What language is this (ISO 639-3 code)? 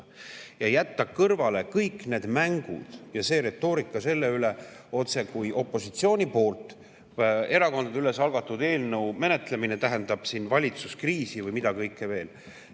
est